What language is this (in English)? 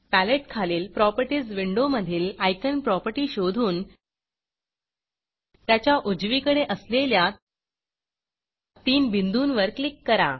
Marathi